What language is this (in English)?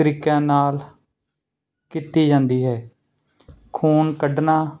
Punjabi